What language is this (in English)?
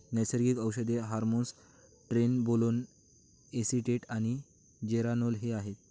Marathi